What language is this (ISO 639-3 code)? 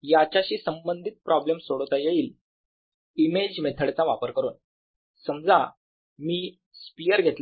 mar